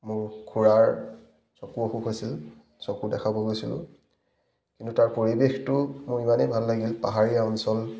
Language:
Assamese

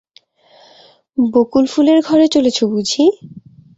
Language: Bangla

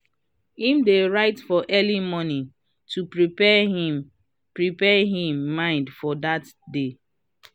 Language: Nigerian Pidgin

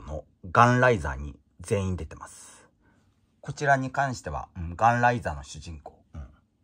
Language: Japanese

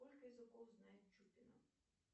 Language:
Russian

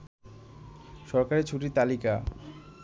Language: Bangla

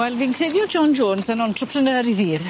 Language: Welsh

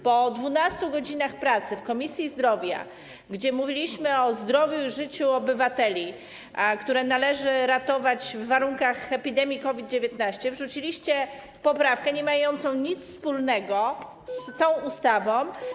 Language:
Polish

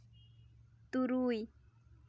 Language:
Santali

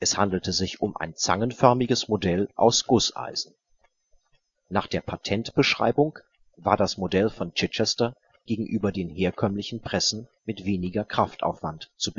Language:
German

